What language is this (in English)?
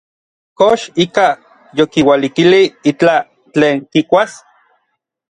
Orizaba Nahuatl